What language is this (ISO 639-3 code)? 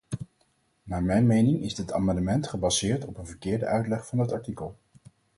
nld